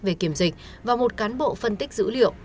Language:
Vietnamese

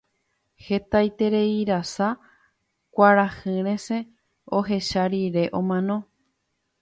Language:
Guarani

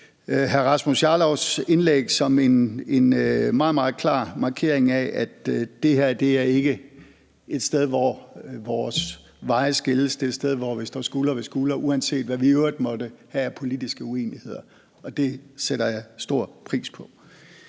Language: Danish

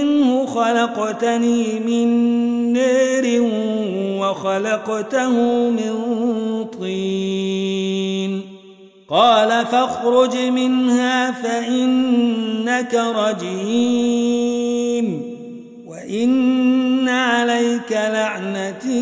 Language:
Arabic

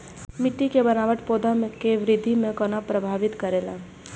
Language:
Maithili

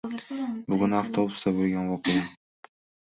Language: Uzbek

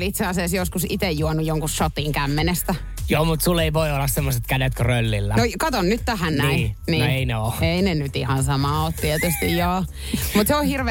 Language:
Finnish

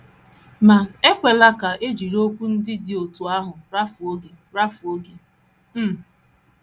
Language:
Igbo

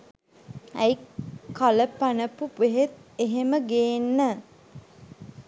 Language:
Sinhala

